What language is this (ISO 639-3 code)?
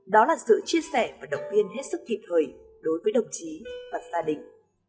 vie